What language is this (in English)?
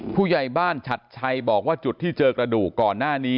Thai